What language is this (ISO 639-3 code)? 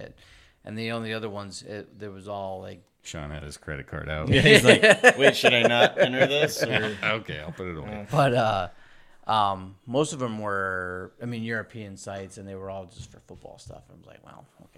eng